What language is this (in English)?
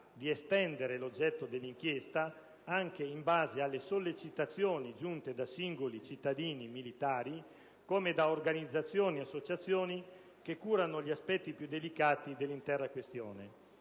Italian